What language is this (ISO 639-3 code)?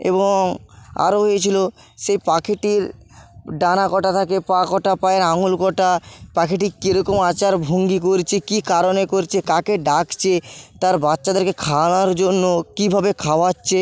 ben